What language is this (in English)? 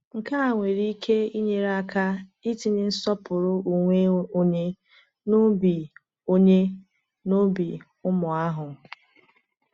Igbo